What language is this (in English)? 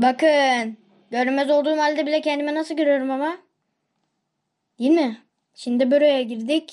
Turkish